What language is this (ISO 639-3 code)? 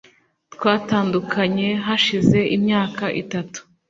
kin